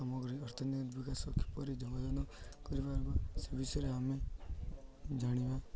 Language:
Odia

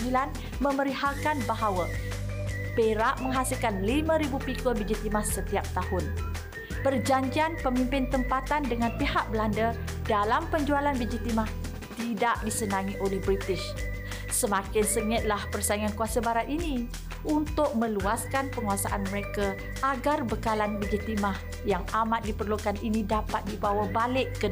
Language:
Malay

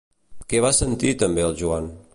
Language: Catalan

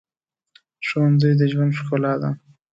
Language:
Pashto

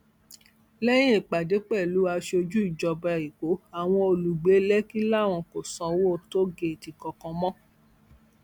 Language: Yoruba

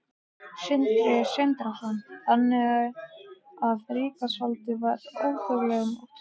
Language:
Icelandic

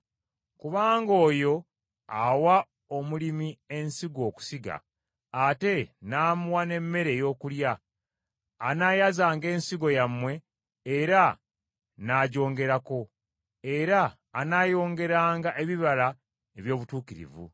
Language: Ganda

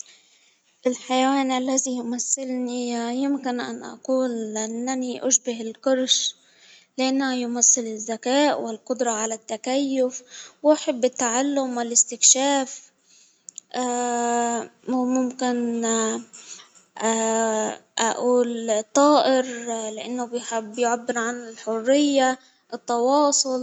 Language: Hijazi Arabic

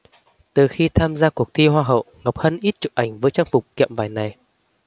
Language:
Vietnamese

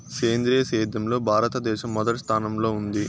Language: Telugu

